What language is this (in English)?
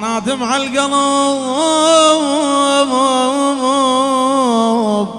Arabic